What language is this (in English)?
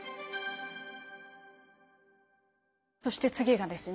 Japanese